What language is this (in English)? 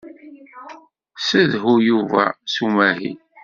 Kabyle